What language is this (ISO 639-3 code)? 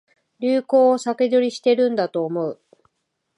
jpn